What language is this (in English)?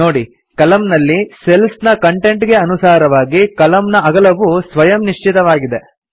Kannada